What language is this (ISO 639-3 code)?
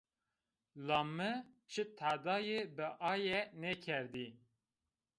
zza